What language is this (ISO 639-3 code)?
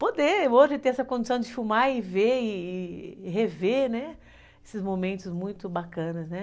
por